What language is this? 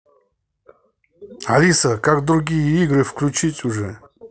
Russian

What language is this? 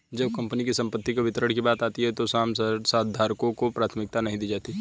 Hindi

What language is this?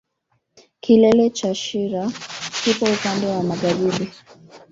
Swahili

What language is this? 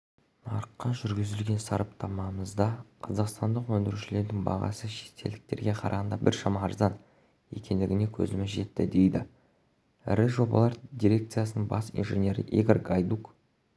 Kazakh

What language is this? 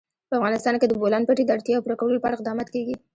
Pashto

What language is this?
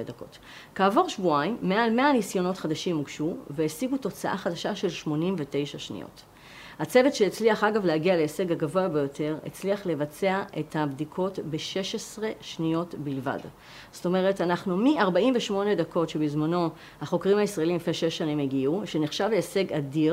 Hebrew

